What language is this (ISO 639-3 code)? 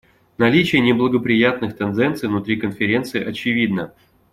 rus